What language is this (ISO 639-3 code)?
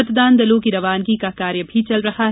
hin